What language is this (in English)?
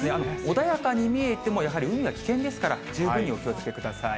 Japanese